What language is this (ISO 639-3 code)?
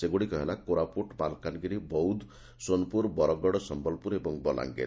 ori